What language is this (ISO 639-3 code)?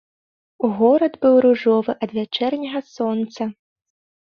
bel